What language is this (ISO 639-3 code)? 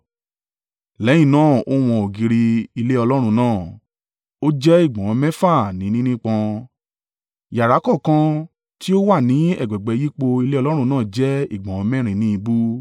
yor